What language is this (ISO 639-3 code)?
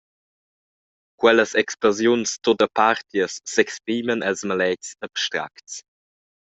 roh